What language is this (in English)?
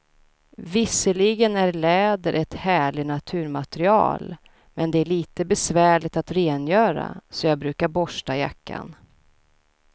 Swedish